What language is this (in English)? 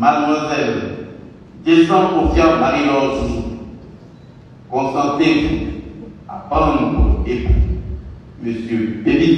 French